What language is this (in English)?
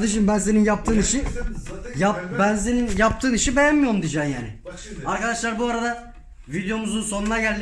Turkish